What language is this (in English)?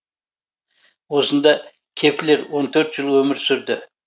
Kazakh